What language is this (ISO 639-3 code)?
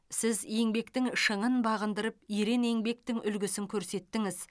kaz